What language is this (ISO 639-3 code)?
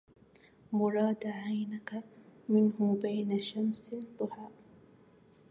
ara